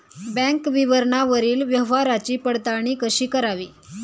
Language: Marathi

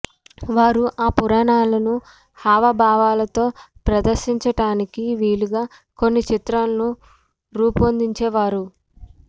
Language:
Telugu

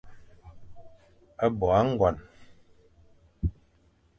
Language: Fang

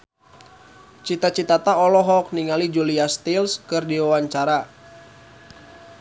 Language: Sundanese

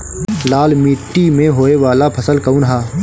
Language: Bhojpuri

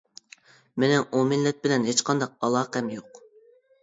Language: Uyghur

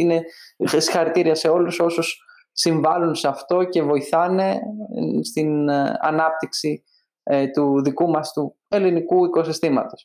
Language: Greek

